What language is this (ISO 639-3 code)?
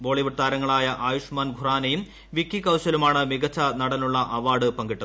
mal